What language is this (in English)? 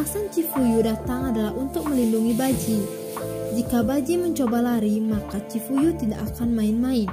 Indonesian